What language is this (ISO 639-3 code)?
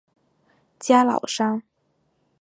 zho